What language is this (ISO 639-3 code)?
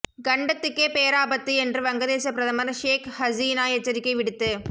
tam